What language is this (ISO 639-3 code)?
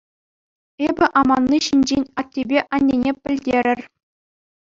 chv